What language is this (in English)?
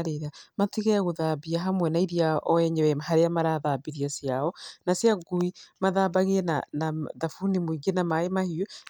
Kikuyu